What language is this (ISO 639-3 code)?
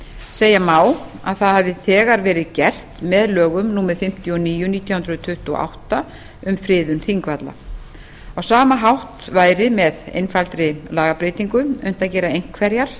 isl